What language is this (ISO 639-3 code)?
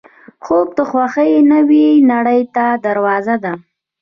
pus